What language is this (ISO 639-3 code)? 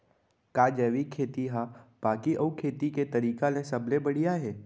hne